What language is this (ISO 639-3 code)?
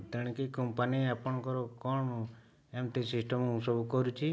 ori